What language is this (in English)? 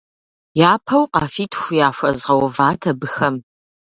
Kabardian